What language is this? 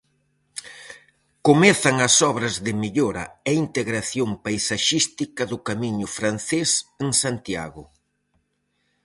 Galician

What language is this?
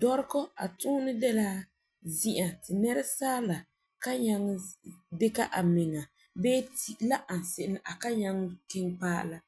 Frafra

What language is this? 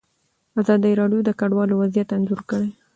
Pashto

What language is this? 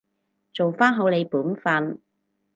Cantonese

